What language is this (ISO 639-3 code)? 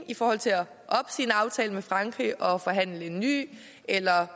dan